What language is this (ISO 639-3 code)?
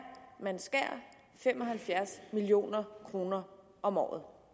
dan